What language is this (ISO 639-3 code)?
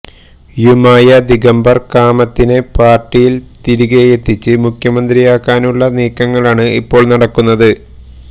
mal